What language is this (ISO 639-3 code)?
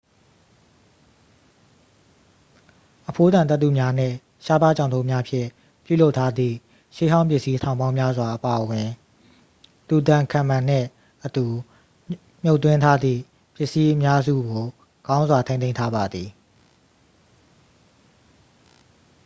mya